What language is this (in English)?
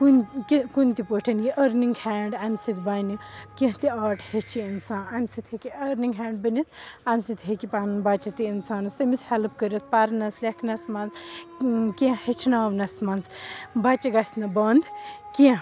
Kashmiri